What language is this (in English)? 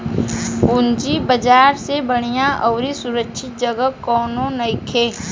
Bhojpuri